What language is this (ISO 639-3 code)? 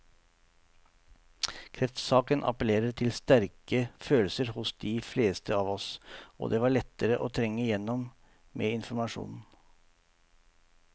nor